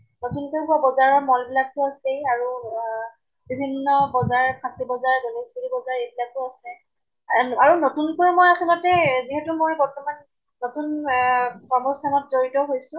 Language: Assamese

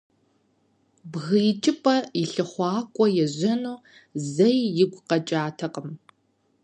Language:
Kabardian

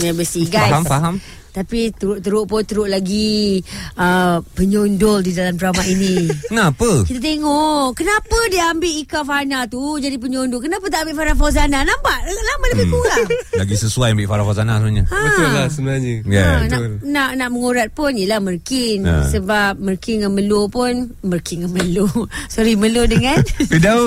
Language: Malay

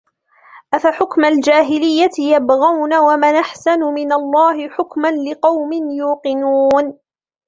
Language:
Arabic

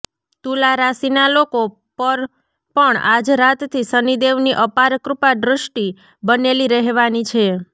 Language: Gujarati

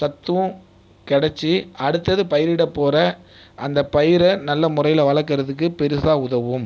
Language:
Tamil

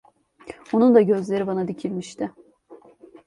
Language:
Turkish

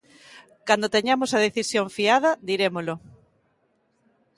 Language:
Galician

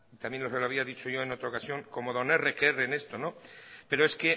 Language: Spanish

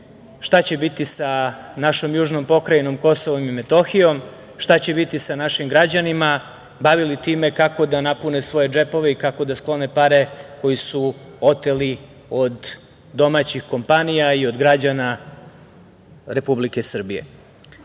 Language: Serbian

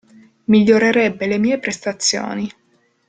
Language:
Italian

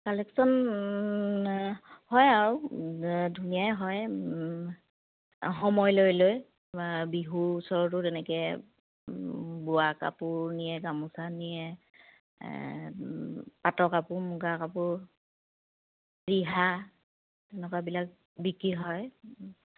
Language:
Assamese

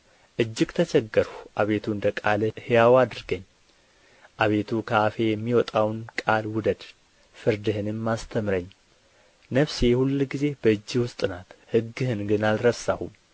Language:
Amharic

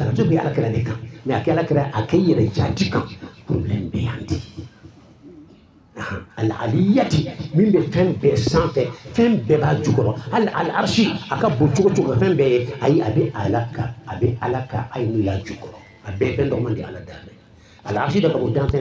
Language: French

